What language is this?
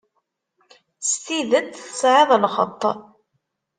Kabyle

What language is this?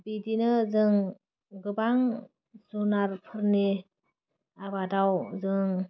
Bodo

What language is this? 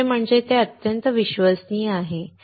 Marathi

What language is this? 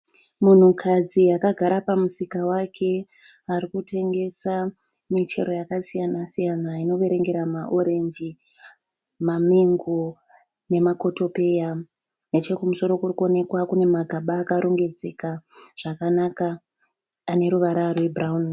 Shona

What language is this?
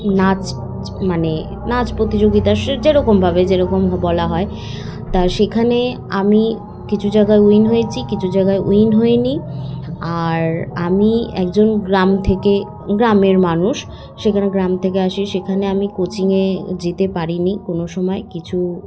Bangla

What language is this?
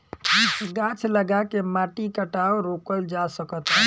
Bhojpuri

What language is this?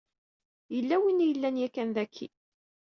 Kabyle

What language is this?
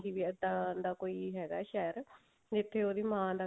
Punjabi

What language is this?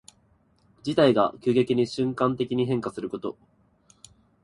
Japanese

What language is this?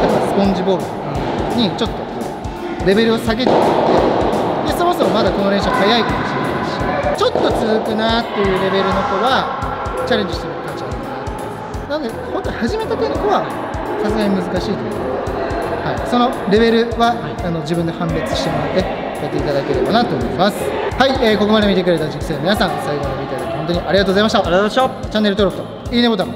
Japanese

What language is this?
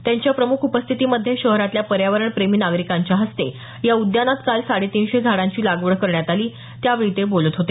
Marathi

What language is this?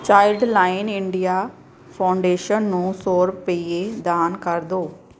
Punjabi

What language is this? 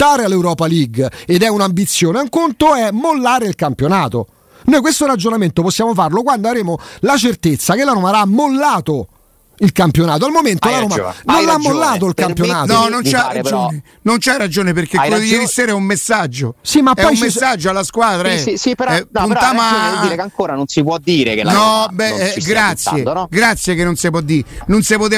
Italian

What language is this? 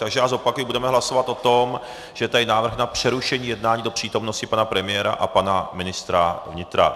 Czech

